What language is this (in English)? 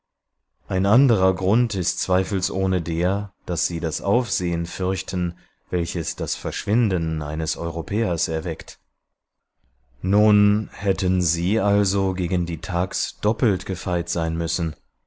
German